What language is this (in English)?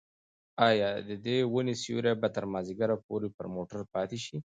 Pashto